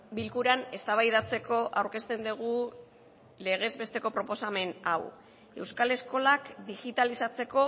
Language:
Basque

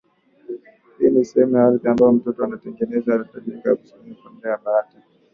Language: Swahili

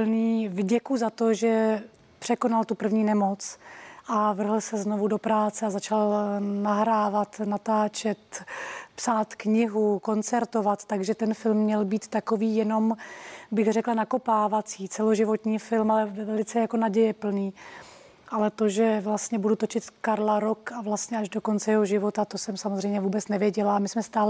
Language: Czech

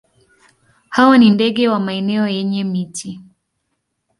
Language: Swahili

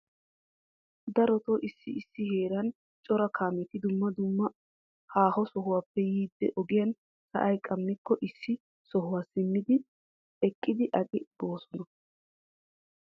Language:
Wolaytta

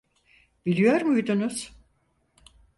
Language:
Turkish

